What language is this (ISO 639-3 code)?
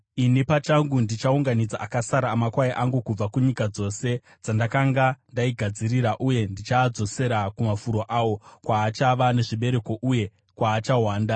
sna